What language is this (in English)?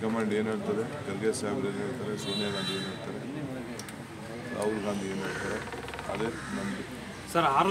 Romanian